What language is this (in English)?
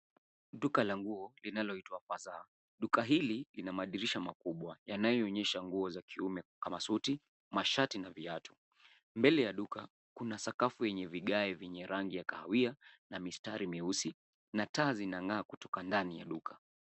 Swahili